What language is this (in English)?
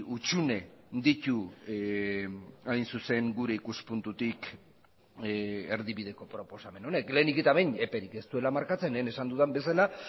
Basque